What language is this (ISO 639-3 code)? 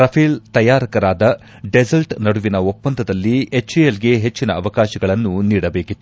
kan